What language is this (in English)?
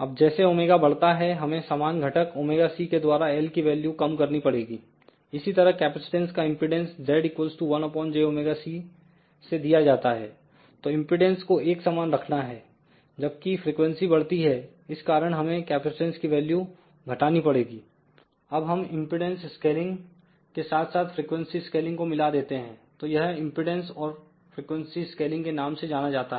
Hindi